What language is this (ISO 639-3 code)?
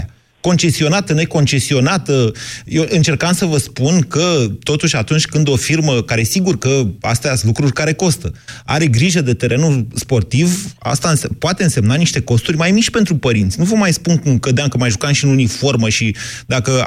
ron